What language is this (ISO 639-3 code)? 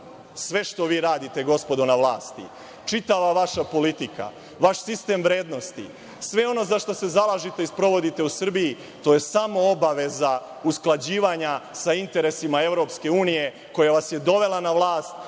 srp